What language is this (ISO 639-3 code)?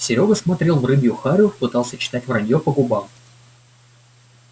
rus